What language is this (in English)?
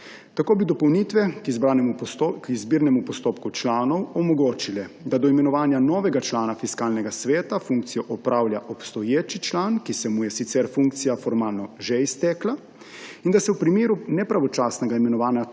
Slovenian